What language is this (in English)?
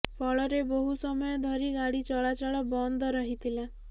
Odia